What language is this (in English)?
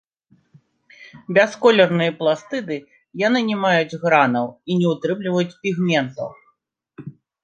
Belarusian